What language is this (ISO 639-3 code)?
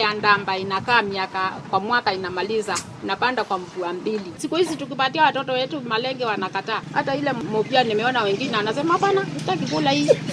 swa